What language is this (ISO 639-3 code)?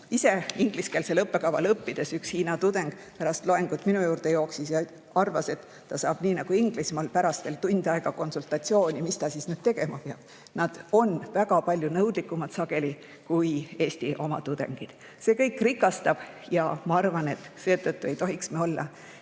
est